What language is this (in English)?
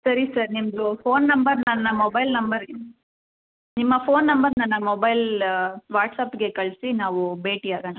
Kannada